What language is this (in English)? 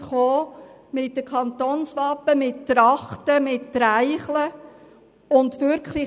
Swiss German